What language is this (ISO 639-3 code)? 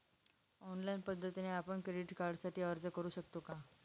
mar